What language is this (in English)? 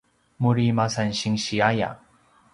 Paiwan